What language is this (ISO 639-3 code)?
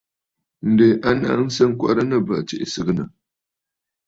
bfd